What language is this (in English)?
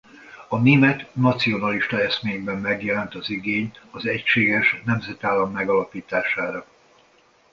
Hungarian